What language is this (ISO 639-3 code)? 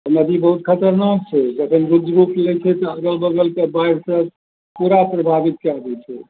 mai